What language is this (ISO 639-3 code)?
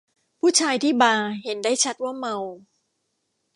tha